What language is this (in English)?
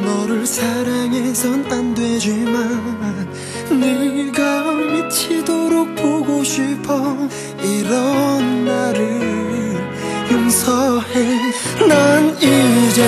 Korean